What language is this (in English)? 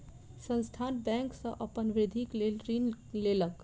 Maithili